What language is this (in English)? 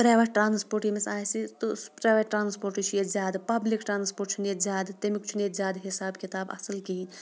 Kashmiri